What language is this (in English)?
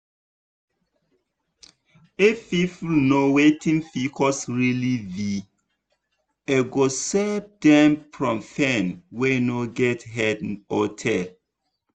Nigerian Pidgin